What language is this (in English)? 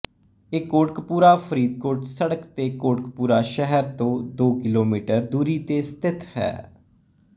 Punjabi